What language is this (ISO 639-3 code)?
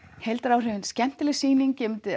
isl